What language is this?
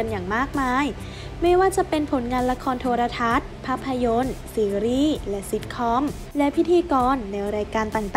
Thai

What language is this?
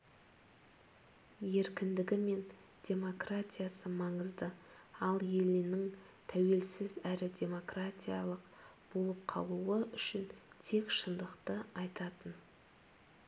Kazakh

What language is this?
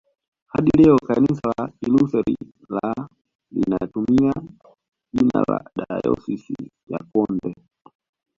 Swahili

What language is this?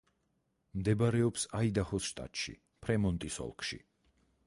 Georgian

